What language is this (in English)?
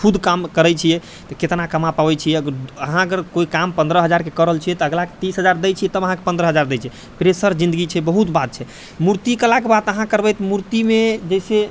Maithili